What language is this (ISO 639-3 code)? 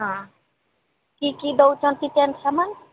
ori